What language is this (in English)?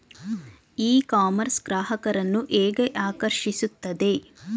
Kannada